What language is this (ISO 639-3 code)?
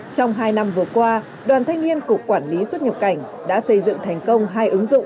vie